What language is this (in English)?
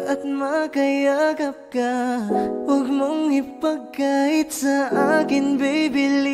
Indonesian